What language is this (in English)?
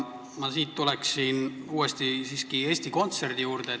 Estonian